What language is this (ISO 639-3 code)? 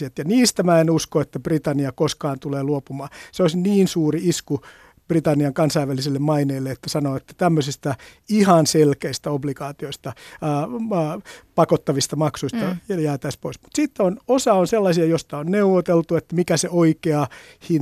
fin